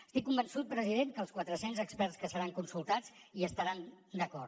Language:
Catalan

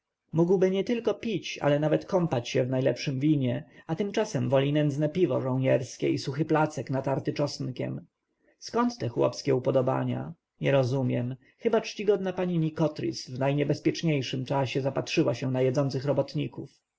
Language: Polish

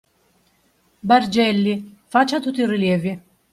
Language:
Italian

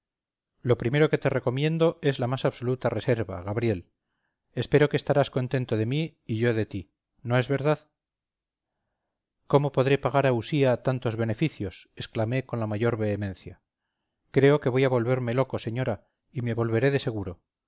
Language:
Spanish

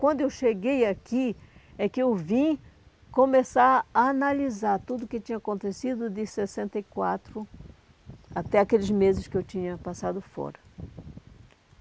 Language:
Portuguese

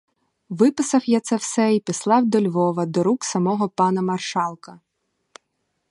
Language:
Ukrainian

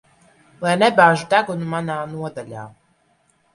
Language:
Latvian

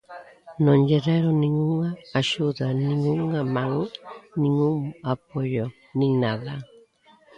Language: Galician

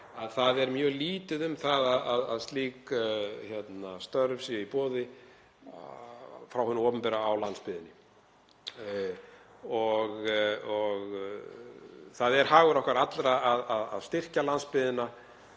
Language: Icelandic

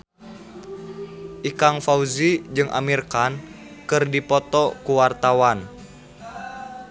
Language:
Sundanese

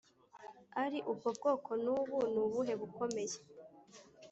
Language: Kinyarwanda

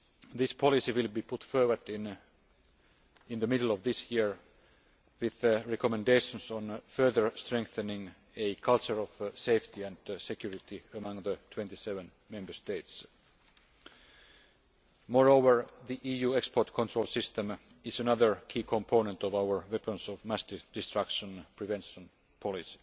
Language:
English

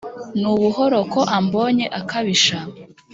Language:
Kinyarwanda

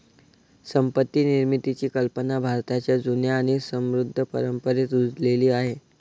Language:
Marathi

